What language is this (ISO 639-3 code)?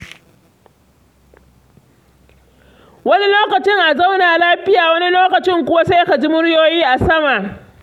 hau